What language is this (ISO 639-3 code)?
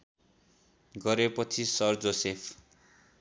nep